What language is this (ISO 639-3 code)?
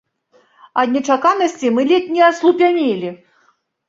bel